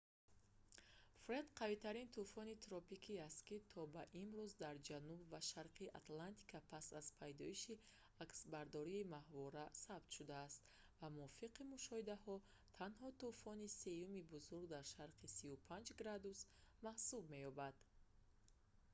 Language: Tajik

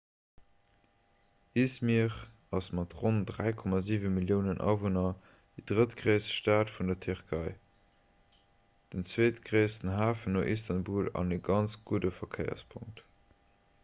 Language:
Luxembourgish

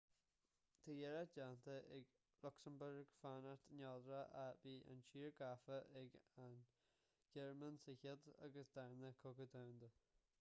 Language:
Irish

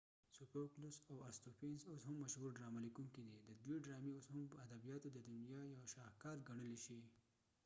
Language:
Pashto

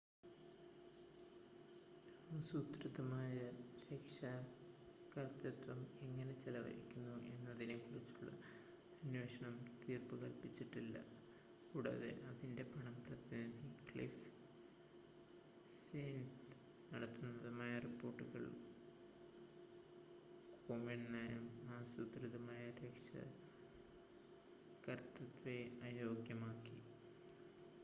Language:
Malayalam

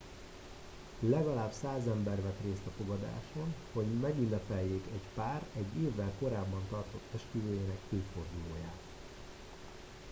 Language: Hungarian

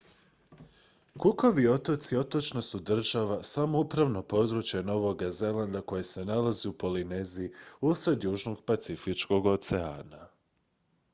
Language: Croatian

